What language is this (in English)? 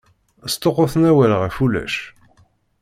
Kabyle